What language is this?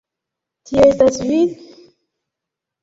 Esperanto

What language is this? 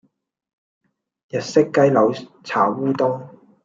Cantonese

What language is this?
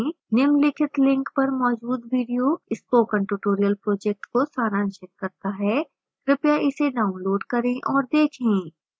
Hindi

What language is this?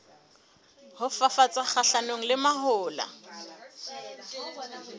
Southern Sotho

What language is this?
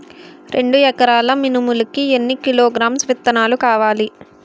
Telugu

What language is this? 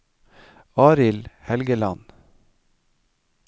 Norwegian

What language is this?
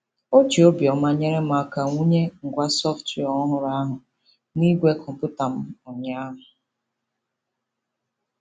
Igbo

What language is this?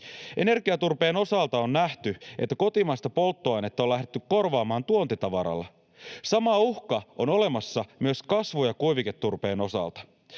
Finnish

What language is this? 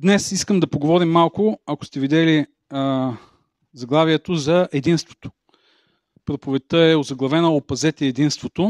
Bulgarian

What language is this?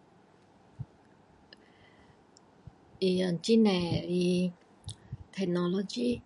Min Dong Chinese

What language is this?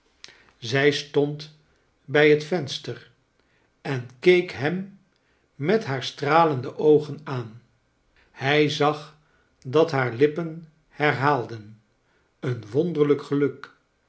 Dutch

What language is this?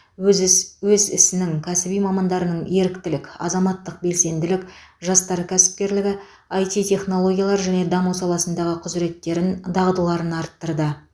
Kazakh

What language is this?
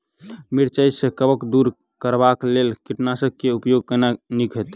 Maithili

